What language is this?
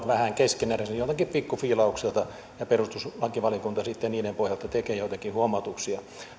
Finnish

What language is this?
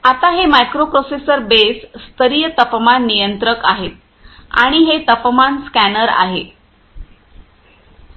Marathi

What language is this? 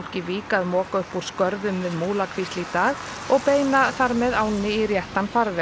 Icelandic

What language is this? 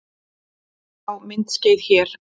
Icelandic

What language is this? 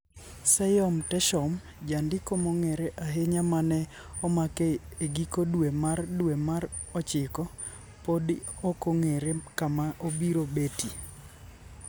Luo (Kenya and Tanzania)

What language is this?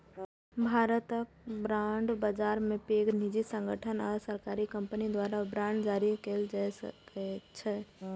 Maithili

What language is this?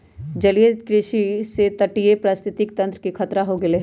Magahi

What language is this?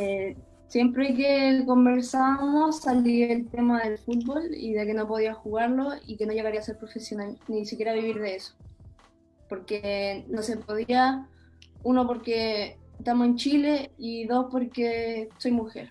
Spanish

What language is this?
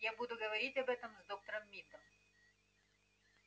Russian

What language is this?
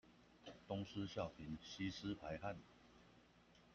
Chinese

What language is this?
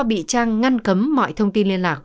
Vietnamese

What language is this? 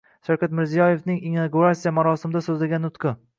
Uzbek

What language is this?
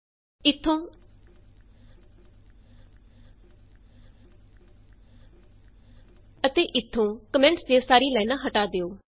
Punjabi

